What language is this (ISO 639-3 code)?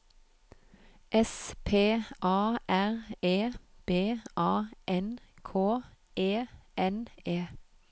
nor